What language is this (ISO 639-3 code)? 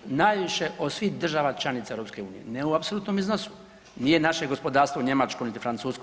hrv